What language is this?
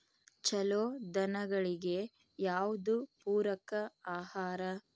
Kannada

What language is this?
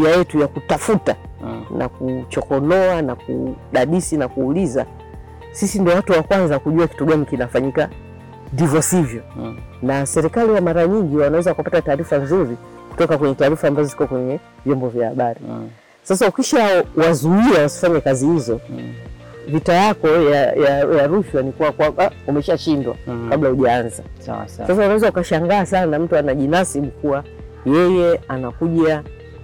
Swahili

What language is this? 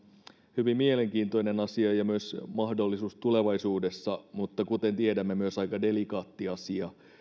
Finnish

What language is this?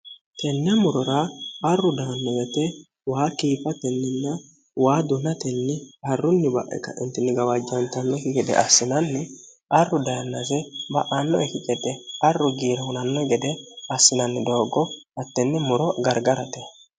Sidamo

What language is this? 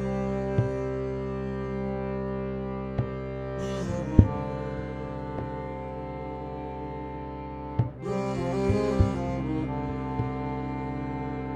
Swedish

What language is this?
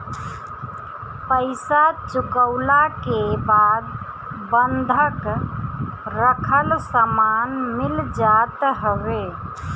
Bhojpuri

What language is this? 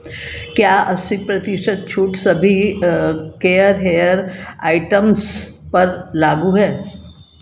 Hindi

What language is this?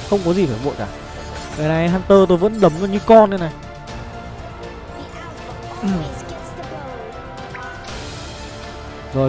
Vietnamese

